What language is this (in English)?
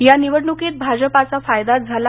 Marathi